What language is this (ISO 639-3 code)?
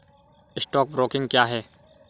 hin